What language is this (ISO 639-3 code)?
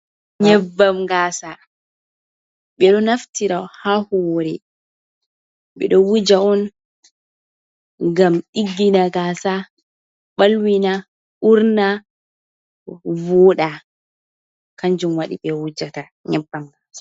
ful